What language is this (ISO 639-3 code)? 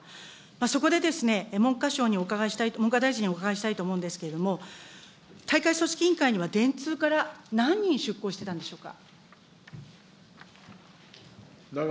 jpn